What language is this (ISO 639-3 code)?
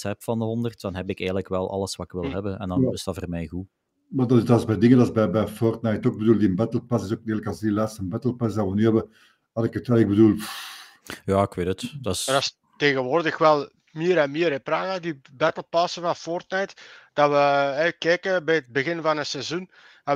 nld